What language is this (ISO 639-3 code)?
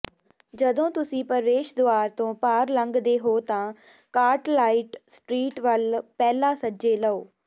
pan